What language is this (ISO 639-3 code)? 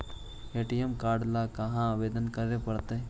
mag